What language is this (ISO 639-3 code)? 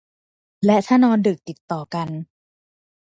tha